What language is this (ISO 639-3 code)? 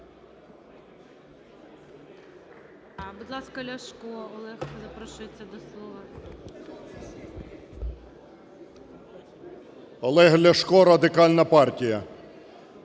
ukr